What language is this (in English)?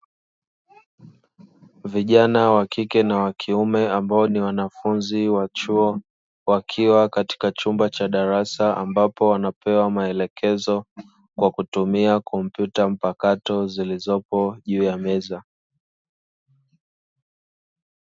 Swahili